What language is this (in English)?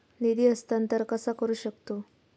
Marathi